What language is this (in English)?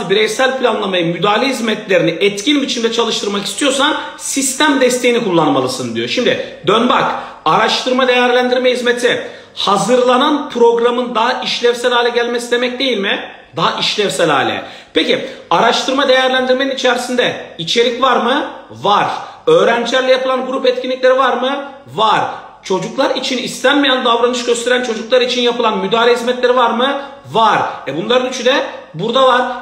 Turkish